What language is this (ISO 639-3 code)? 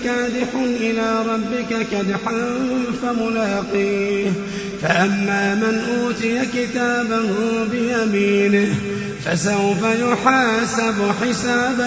ara